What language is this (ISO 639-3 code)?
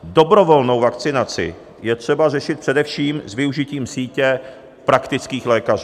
ces